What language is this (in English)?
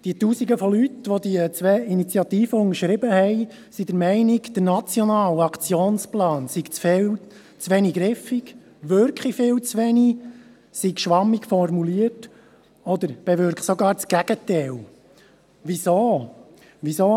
Swiss German